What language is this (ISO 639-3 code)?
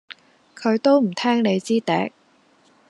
yue